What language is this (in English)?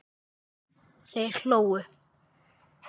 Icelandic